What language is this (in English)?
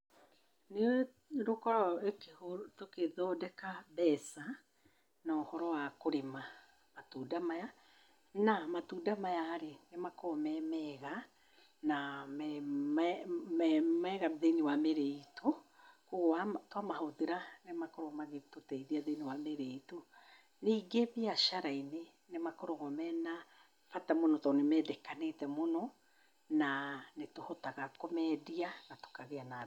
Kikuyu